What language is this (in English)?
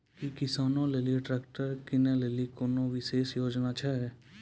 Maithili